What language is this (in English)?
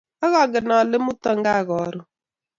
Kalenjin